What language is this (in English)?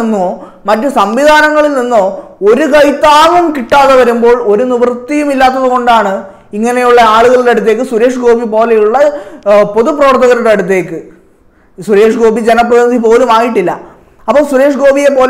Malayalam